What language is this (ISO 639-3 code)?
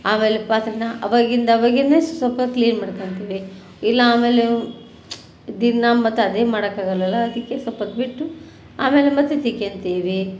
kan